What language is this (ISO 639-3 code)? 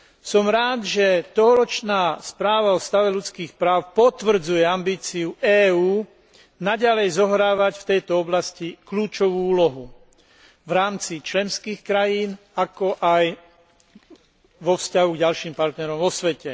slk